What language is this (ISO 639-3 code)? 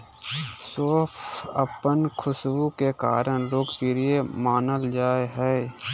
mag